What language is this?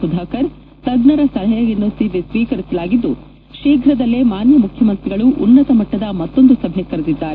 Kannada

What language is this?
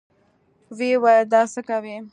Pashto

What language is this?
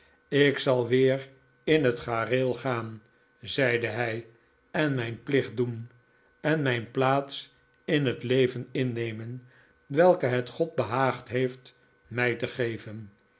Dutch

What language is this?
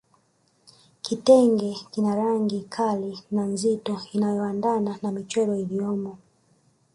Swahili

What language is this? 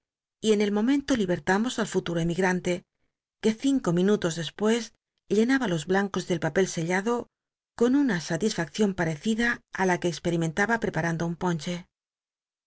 Spanish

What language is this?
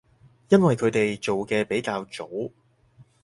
Cantonese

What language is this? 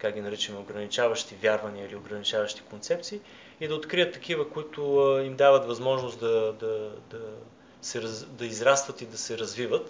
Bulgarian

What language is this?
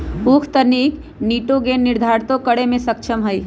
Magahi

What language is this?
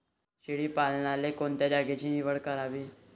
Marathi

